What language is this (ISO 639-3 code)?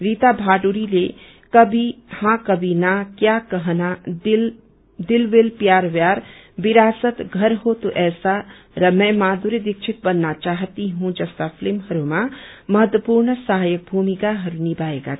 nep